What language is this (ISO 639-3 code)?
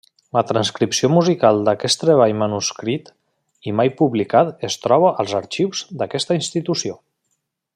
cat